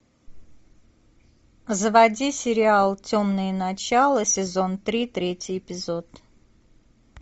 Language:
Russian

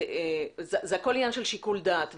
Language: Hebrew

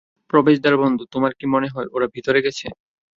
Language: Bangla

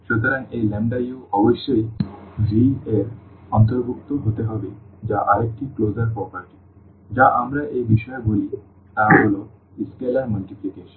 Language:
Bangla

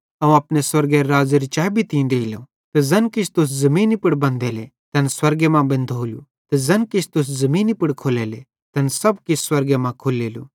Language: Bhadrawahi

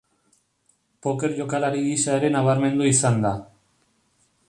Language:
Basque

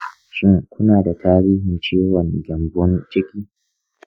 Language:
Hausa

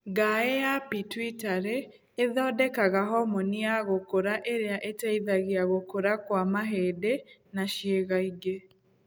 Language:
Kikuyu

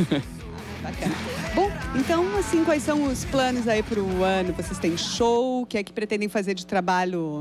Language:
Portuguese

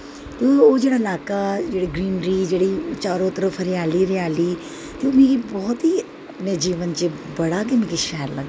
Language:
Dogri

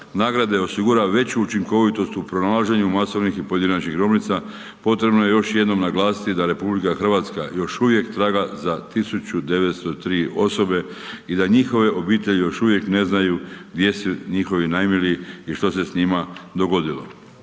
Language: Croatian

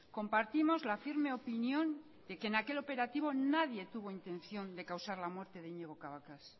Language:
Spanish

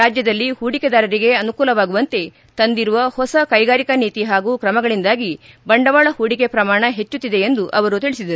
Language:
Kannada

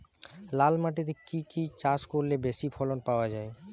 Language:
Bangla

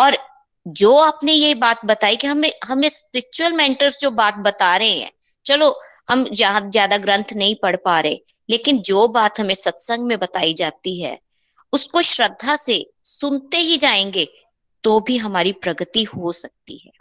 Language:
Hindi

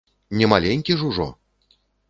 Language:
Belarusian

